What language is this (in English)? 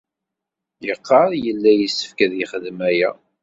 Kabyle